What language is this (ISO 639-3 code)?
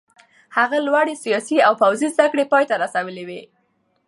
pus